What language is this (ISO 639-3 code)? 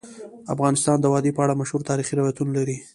pus